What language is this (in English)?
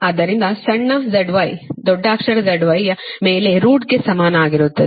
Kannada